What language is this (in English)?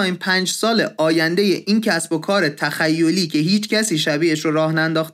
Persian